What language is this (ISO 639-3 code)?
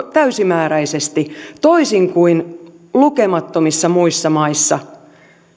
fin